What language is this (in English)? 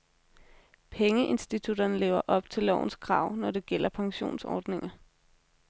Danish